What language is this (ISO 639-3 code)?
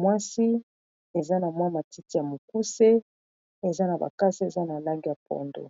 lin